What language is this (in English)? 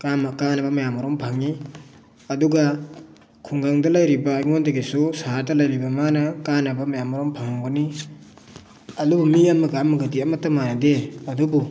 Manipuri